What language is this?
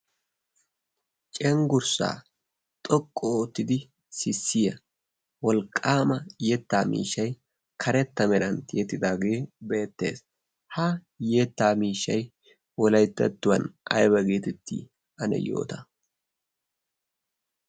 Wolaytta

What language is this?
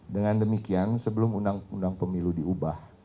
Indonesian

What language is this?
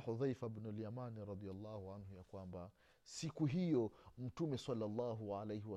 Swahili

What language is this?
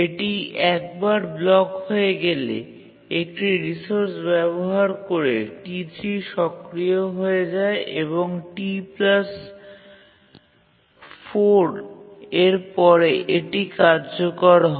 Bangla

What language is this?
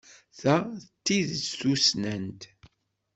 Kabyle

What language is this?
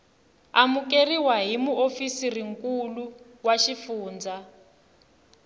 Tsonga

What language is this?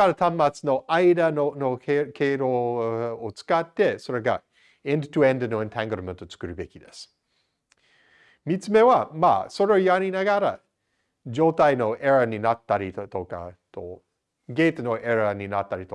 Japanese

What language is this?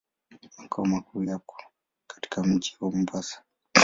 Swahili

